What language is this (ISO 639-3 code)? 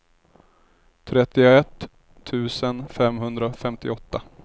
swe